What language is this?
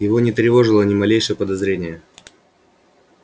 Russian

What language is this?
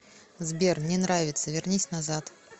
Russian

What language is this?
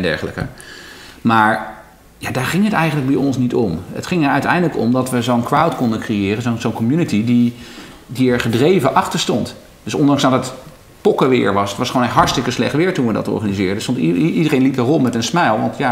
Dutch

